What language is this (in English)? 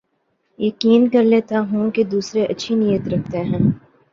Urdu